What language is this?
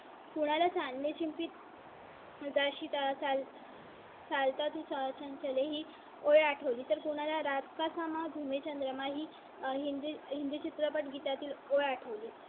Marathi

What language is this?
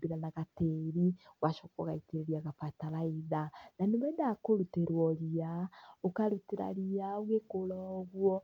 Kikuyu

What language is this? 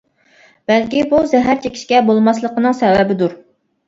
Uyghur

